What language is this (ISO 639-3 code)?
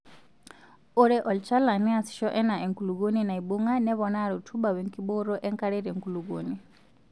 mas